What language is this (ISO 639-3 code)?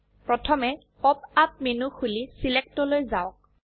asm